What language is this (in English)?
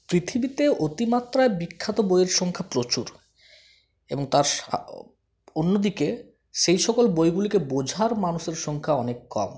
Bangla